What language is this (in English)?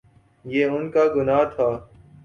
Urdu